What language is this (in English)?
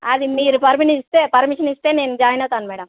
Telugu